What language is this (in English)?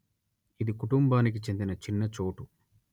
Telugu